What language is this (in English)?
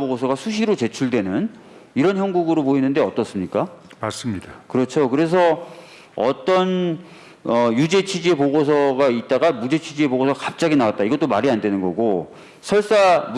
Korean